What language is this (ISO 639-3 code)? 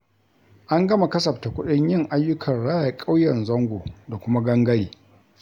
hau